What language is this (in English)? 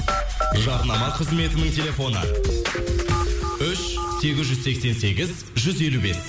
Kazakh